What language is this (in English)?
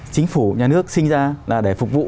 Vietnamese